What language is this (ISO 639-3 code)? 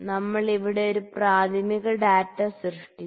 mal